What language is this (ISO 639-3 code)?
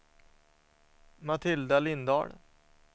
swe